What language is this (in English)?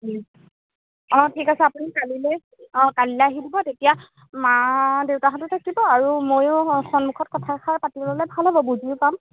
Assamese